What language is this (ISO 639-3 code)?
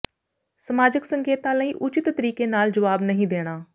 pan